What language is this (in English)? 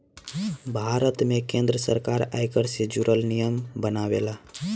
Bhojpuri